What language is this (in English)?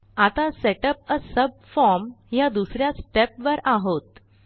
Marathi